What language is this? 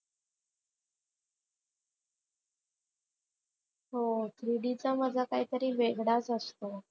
Marathi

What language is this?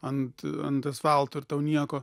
Lithuanian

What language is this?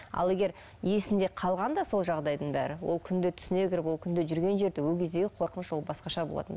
Kazakh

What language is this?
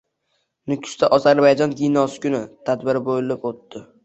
Uzbek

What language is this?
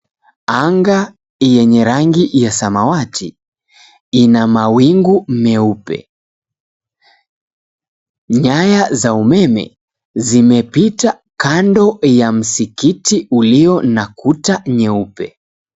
Swahili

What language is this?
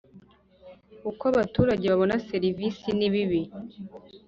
Kinyarwanda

